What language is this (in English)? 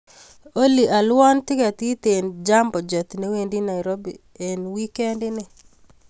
Kalenjin